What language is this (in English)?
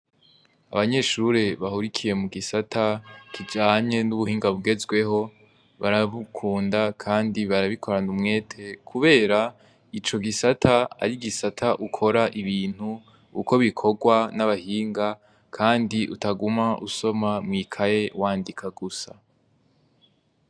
Rundi